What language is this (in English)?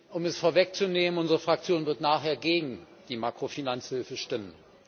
German